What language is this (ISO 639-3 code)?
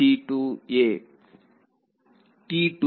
kan